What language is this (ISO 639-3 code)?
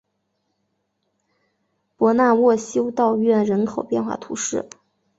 zho